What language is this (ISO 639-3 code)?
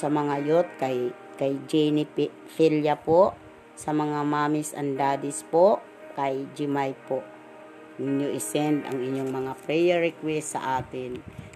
fil